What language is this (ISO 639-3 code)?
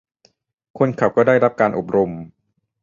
tha